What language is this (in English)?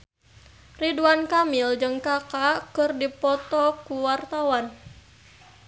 Sundanese